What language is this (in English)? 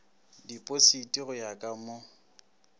Northern Sotho